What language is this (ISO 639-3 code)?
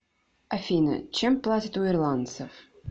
rus